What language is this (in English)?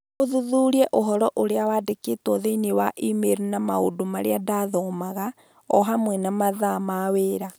Kikuyu